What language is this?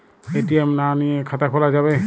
Bangla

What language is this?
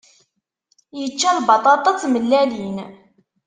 Kabyle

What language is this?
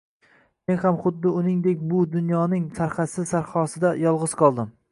Uzbek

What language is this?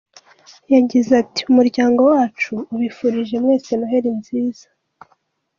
Kinyarwanda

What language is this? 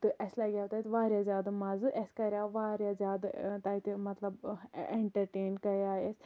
Kashmiri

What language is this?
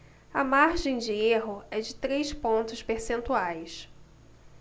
Portuguese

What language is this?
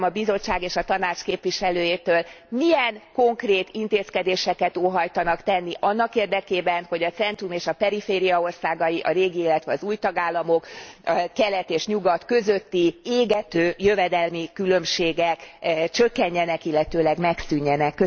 Hungarian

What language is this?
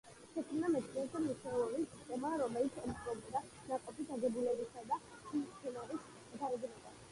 Georgian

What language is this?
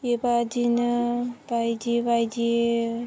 Bodo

